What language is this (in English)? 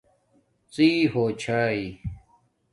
Domaaki